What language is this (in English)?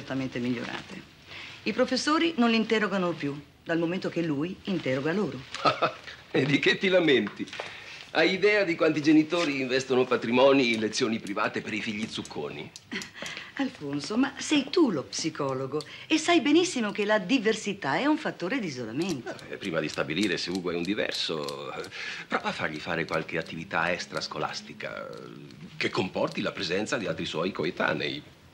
Italian